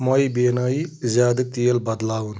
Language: Kashmiri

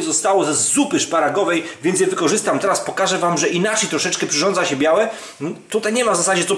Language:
Polish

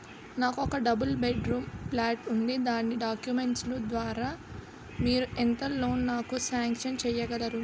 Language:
Telugu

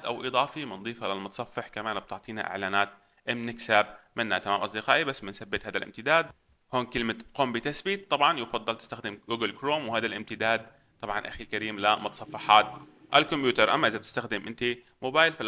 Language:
Arabic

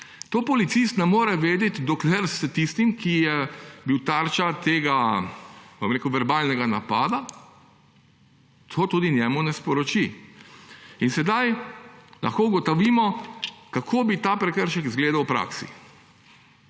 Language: Slovenian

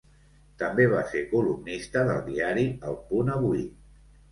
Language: Catalan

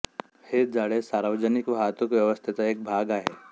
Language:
Marathi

